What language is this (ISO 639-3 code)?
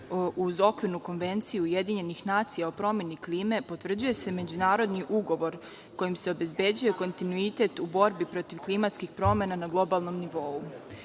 srp